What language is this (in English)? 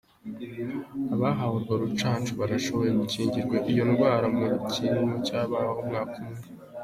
Kinyarwanda